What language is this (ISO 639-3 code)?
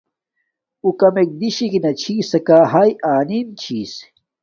dmk